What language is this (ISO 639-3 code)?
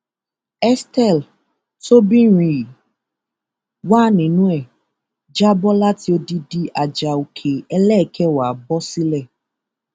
yor